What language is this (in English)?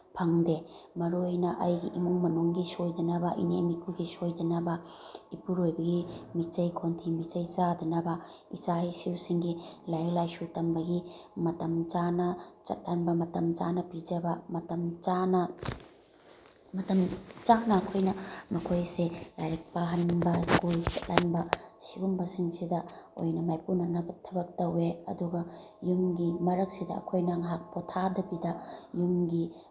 Manipuri